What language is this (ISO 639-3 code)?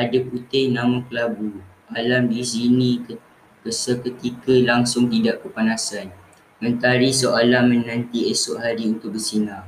msa